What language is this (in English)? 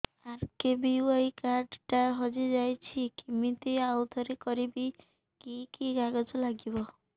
Odia